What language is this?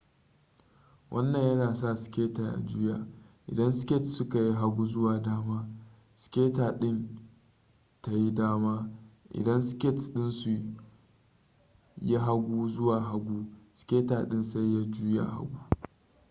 Hausa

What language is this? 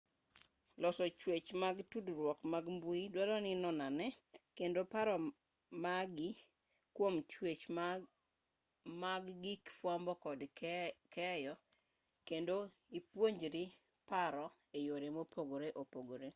Luo (Kenya and Tanzania)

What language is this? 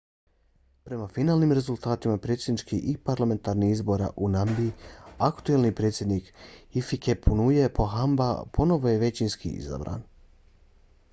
Bosnian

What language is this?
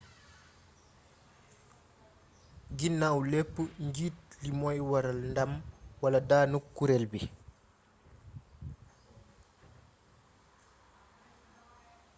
Wolof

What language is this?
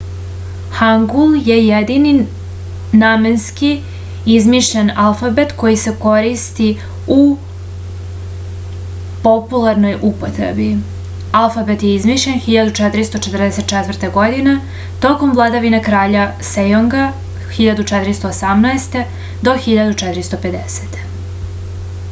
Serbian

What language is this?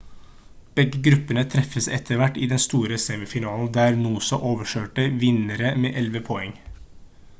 Norwegian Bokmål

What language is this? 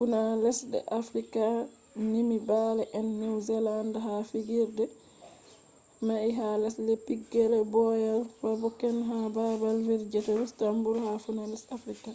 Fula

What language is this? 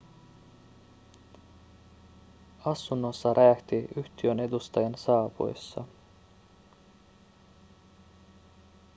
Finnish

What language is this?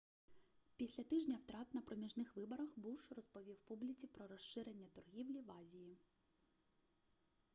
Ukrainian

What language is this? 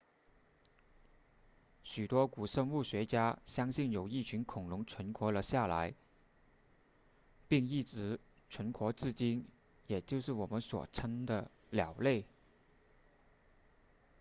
Chinese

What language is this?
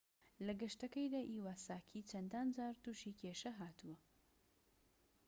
Central Kurdish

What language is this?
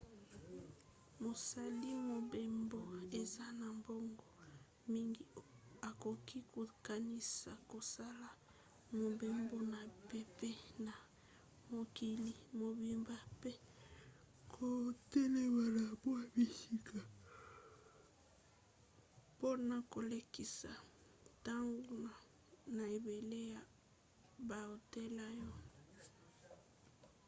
Lingala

